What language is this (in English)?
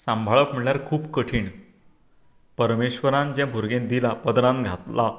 Konkani